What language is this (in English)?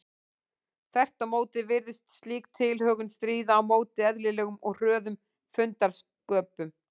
Icelandic